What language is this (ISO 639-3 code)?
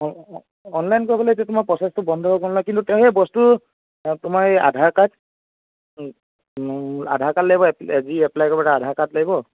asm